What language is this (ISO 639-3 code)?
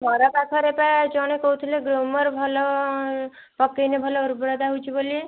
ori